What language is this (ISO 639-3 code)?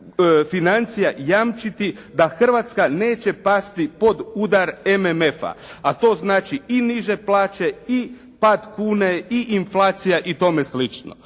hrv